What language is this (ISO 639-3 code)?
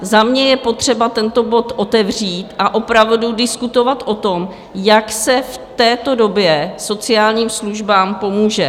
ces